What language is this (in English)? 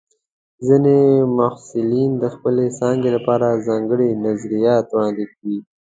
Pashto